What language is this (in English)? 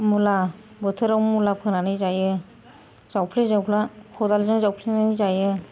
Bodo